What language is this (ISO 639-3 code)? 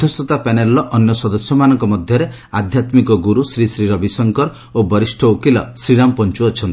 ori